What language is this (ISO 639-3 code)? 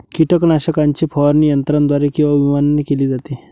mar